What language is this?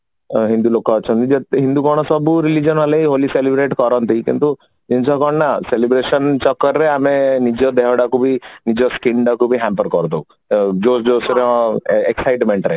Odia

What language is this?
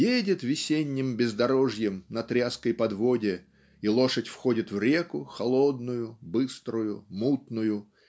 Russian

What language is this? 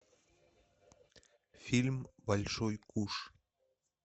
Russian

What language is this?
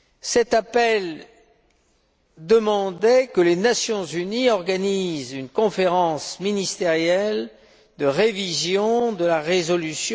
French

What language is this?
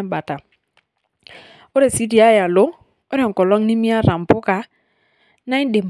Masai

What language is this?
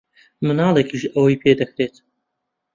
Central Kurdish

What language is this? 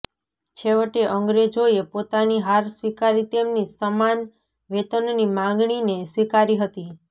Gujarati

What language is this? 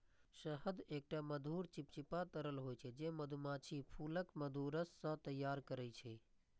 Maithili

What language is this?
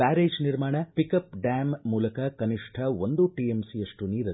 Kannada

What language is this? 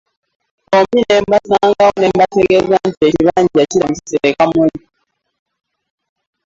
Ganda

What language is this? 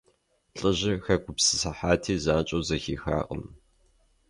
Kabardian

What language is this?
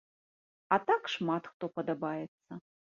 Belarusian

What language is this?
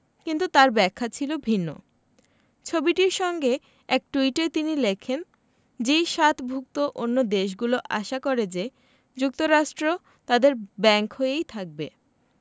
Bangla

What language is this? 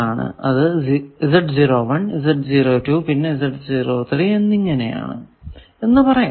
Malayalam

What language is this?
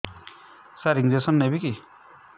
Odia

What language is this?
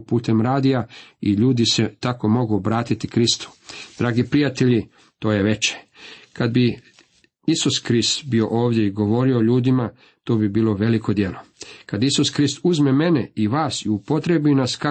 Croatian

